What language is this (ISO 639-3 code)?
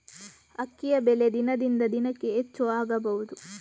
kan